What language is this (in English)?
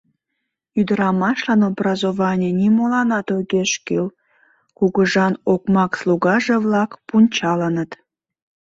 Mari